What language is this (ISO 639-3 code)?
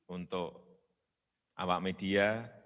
ind